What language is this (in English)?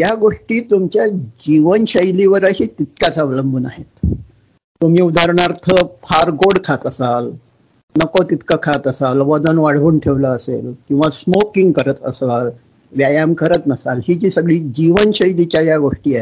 Marathi